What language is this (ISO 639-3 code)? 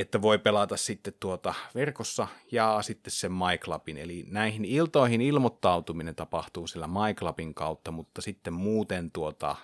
fin